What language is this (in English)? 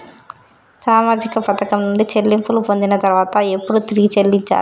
Telugu